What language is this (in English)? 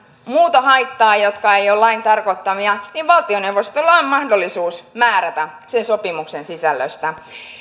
Finnish